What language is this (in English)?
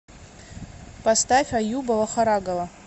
Russian